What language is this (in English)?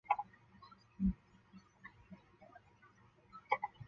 Chinese